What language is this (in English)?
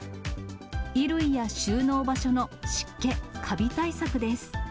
Japanese